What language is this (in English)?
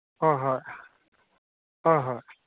Manipuri